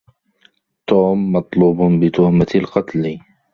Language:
Arabic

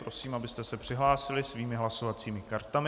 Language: Czech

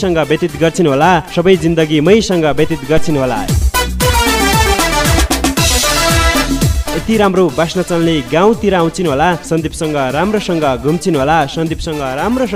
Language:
Romanian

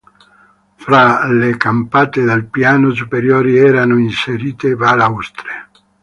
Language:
Italian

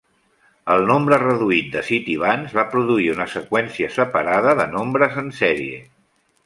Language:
Catalan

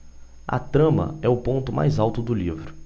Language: Portuguese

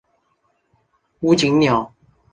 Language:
Chinese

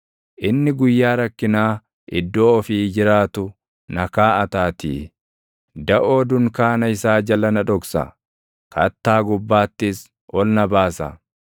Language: Oromo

